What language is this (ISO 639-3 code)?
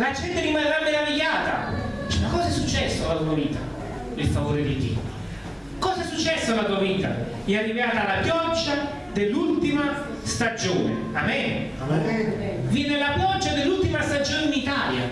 ita